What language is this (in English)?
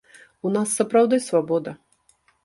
Belarusian